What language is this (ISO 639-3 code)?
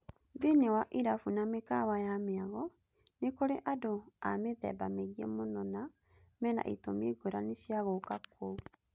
kik